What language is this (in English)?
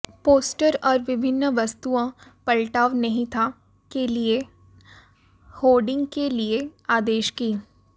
Hindi